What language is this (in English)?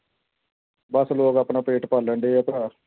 Punjabi